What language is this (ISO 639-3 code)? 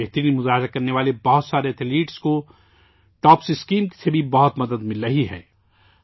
urd